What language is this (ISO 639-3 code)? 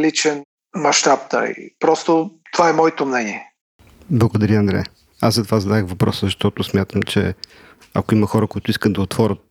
bul